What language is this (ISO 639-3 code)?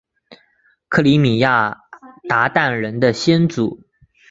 zho